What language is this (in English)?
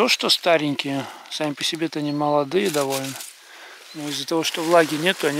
Russian